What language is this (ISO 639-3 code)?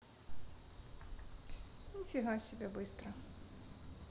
rus